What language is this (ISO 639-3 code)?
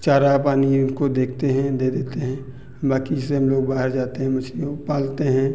hin